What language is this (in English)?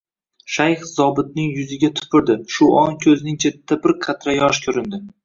Uzbek